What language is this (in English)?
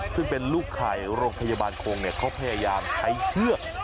Thai